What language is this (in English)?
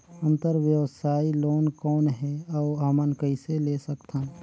Chhattisgarhi